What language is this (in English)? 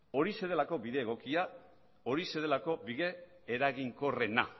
Basque